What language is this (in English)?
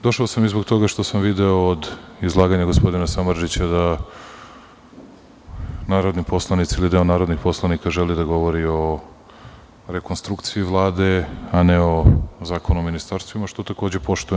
Serbian